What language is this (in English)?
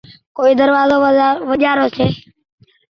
Goaria